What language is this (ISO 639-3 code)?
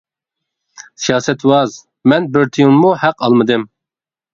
uig